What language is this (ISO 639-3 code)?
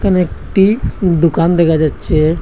ben